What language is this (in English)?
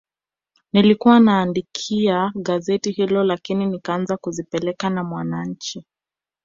Swahili